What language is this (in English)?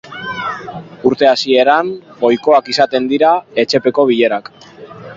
Basque